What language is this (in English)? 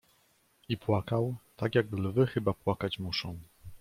Polish